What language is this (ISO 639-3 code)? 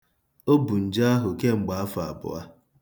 ibo